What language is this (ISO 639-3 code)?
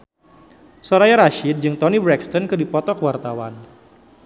sun